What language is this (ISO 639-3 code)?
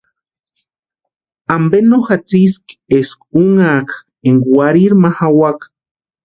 pua